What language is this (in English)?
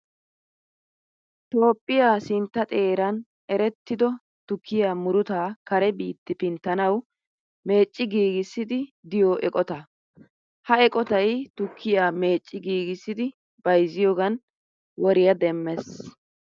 Wolaytta